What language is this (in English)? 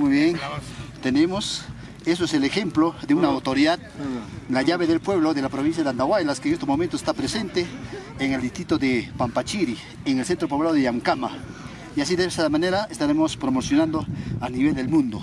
Spanish